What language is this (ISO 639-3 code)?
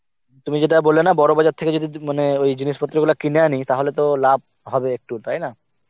ben